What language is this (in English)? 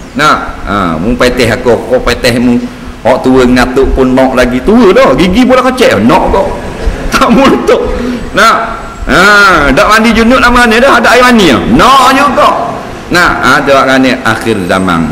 Malay